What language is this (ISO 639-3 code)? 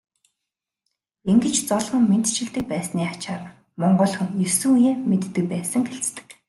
mon